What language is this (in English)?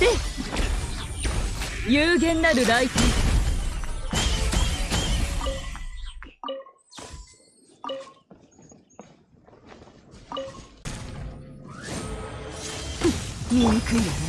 Japanese